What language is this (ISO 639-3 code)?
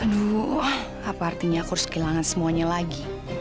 ind